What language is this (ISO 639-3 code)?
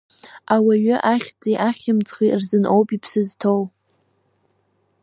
abk